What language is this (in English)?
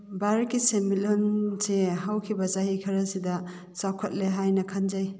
Manipuri